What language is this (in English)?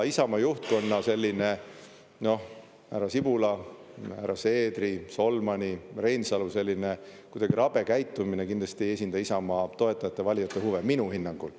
Estonian